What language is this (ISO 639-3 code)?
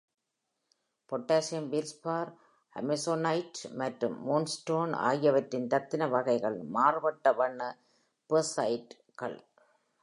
tam